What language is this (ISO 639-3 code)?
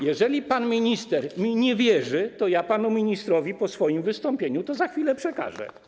pol